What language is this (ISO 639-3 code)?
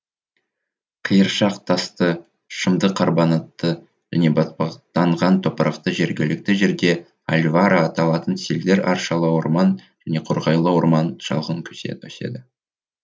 kaz